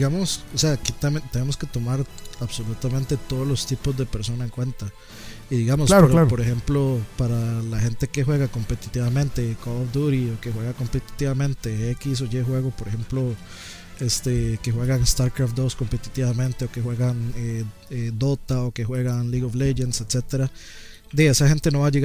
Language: Spanish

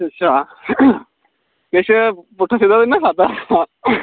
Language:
Dogri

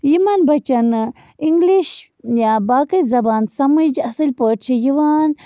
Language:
Kashmiri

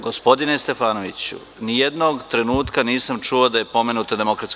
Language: Serbian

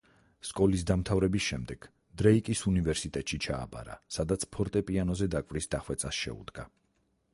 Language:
Georgian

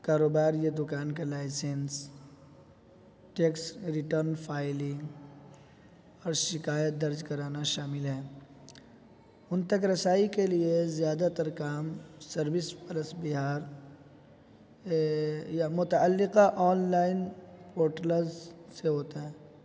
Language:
Urdu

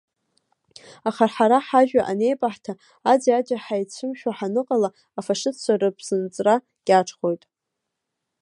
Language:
Abkhazian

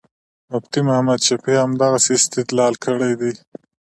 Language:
Pashto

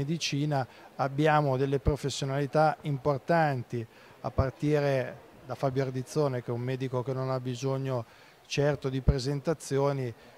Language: Italian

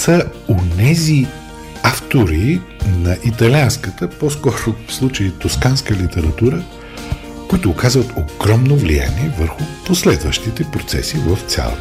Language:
Bulgarian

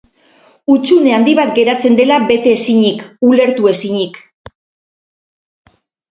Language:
Basque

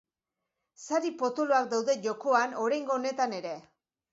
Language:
Basque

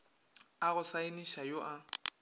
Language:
Northern Sotho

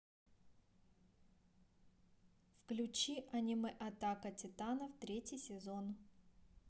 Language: Russian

